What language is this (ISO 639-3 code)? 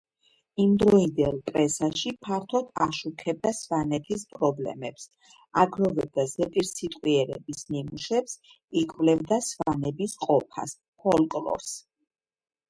kat